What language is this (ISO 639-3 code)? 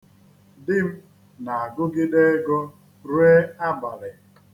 ibo